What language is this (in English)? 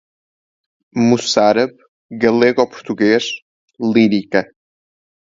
Portuguese